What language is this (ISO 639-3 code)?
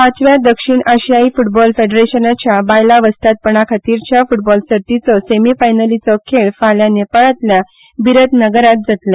kok